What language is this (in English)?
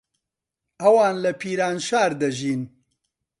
Central Kurdish